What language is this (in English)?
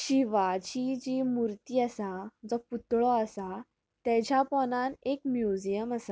Konkani